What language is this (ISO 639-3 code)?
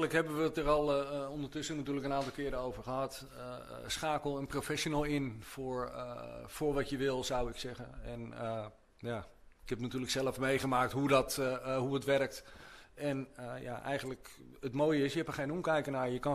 nld